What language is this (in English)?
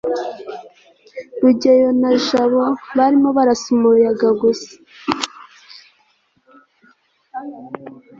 Kinyarwanda